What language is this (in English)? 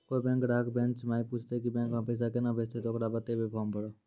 Maithili